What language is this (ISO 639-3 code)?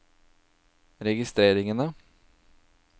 nor